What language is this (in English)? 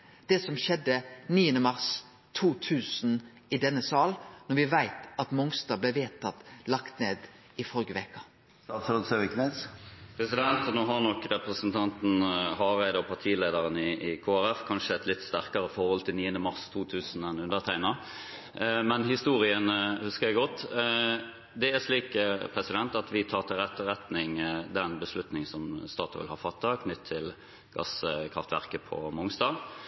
Norwegian